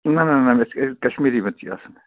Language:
Kashmiri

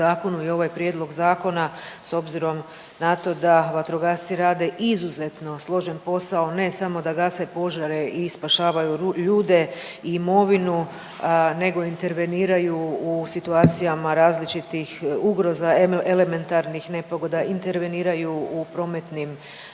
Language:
Croatian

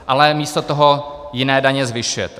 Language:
Czech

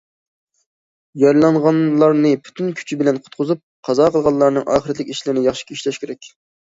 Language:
Uyghur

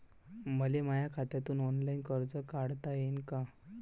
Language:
Marathi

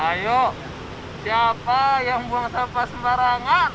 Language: Indonesian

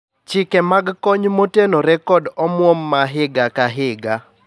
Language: Luo (Kenya and Tanzania)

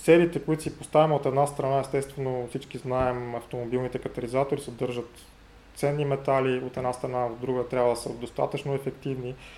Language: Bulgarian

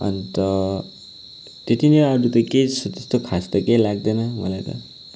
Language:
Nepali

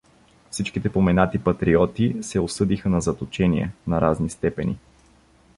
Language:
Bulgarian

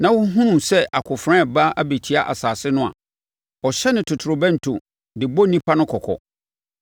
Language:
Akan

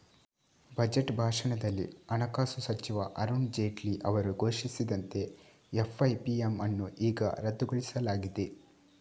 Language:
Kannada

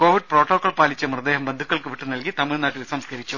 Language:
Malayalam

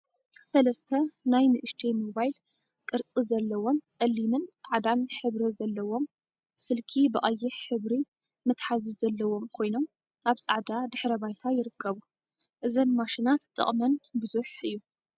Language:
Tigrinya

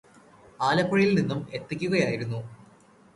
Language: Malayalam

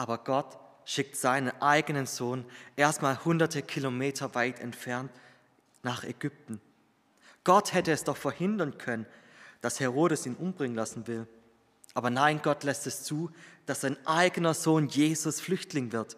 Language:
German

